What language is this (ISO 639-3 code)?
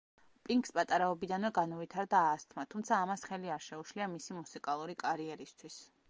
kat